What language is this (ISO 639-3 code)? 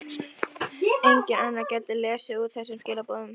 isl